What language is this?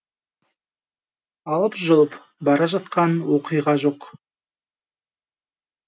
Kazakh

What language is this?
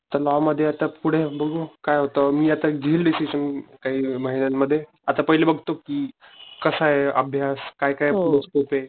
Marathi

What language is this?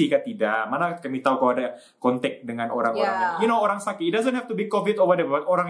Malay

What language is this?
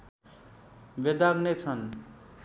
Nepali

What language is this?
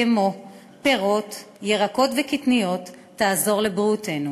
Hebrew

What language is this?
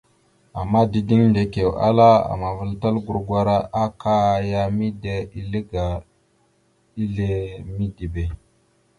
Mada (Cameroon)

